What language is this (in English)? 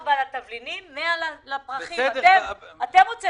Hebrew